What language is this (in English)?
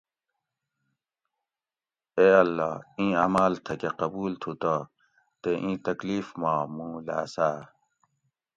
Gawri